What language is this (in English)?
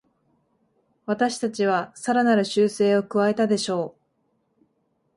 Japanese